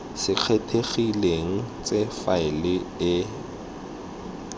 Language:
Tswana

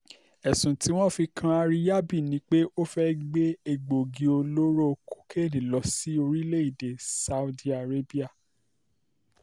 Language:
Yoruba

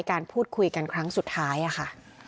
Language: Thai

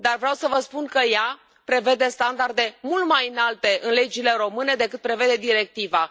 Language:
Romanian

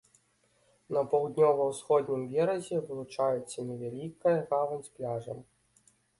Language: Belarusian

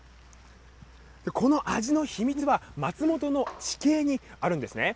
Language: Japanese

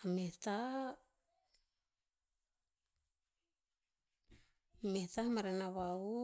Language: Tinputz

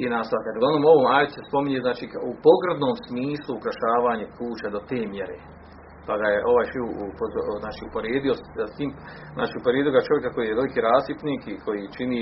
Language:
Croatian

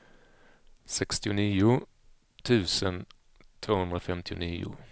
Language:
Swedish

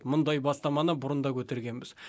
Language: Kazakh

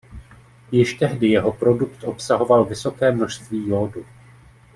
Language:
Czech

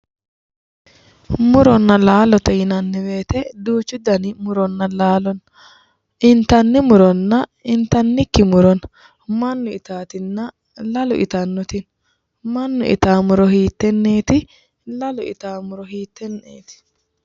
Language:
Sidamo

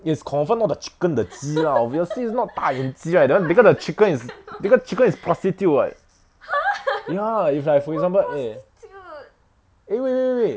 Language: English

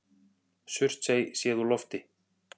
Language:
Icelandic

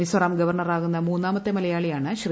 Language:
Malayalam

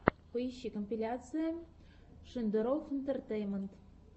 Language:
Russian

